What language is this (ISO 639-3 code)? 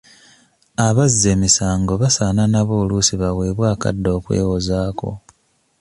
lug